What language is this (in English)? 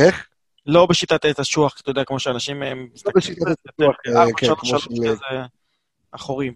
Hebrew